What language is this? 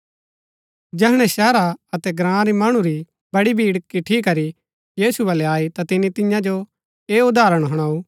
Gaddi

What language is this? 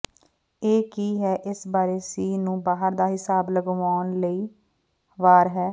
Punjabi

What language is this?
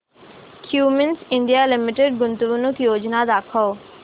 Marathi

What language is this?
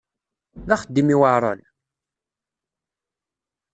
Kabyle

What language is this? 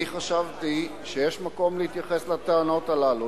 Hebrew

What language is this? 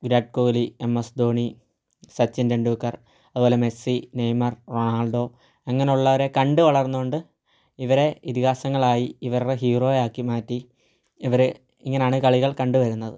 Malayalam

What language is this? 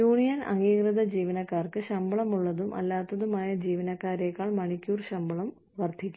Malayalam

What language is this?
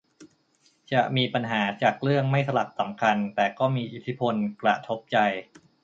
Thai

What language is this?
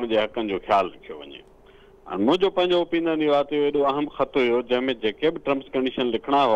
Hindi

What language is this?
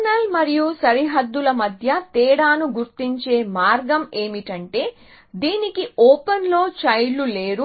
Telugu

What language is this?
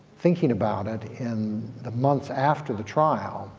English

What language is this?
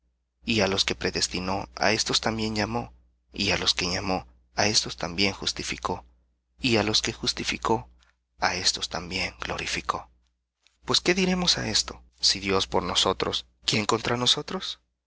Spanish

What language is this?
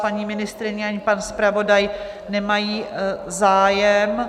Czech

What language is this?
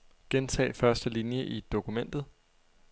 Danish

